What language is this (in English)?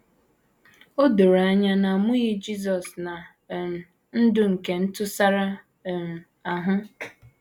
Igbo